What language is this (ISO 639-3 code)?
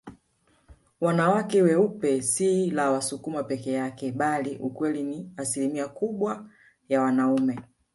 swa